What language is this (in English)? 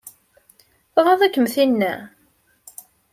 Kabyle